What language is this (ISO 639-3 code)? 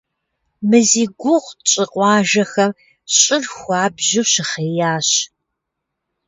kbd